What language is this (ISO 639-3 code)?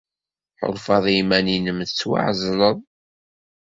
kab